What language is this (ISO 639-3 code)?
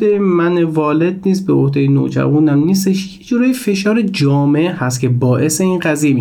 fas